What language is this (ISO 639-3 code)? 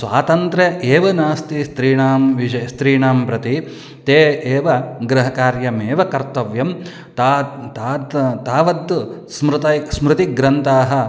san